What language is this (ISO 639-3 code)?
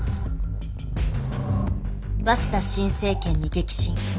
jpn